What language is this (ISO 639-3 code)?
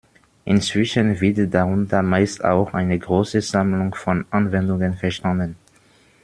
deu